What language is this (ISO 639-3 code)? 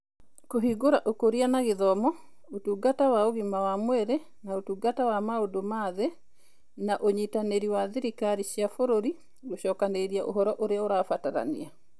kik